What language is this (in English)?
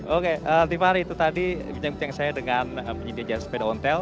Indonesian